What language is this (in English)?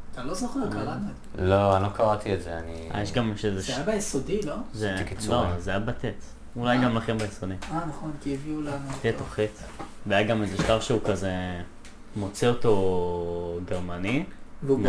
Hebrew